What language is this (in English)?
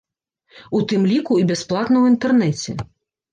Belarusian